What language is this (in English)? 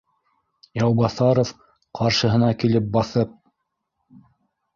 Bashkir